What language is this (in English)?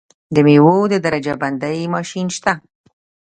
Pashto